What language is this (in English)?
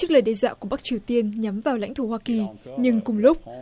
Vietnamese